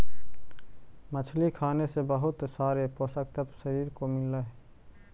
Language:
Magahi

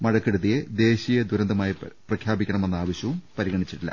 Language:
Malayalam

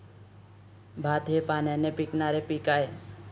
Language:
Marathi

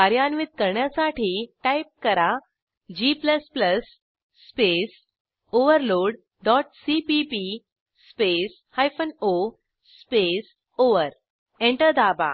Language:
Marathi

